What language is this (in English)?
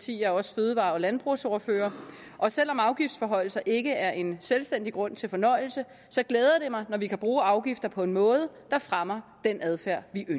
Danish